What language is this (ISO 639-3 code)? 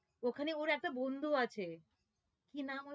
ben